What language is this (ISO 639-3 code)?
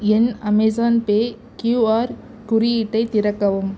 tam